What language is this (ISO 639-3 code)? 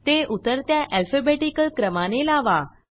mar